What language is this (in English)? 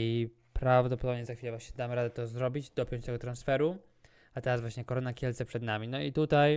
Polish